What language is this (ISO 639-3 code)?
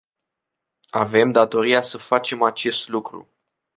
ron